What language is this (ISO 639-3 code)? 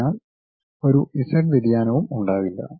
mal